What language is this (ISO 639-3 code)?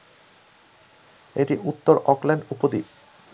ben